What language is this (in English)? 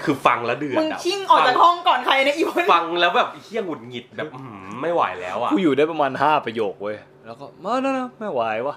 Thai